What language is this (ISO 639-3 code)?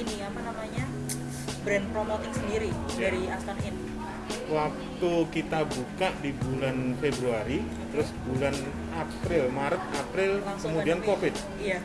ind